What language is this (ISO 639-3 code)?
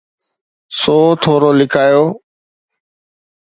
snd